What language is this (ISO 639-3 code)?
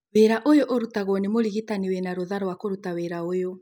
kik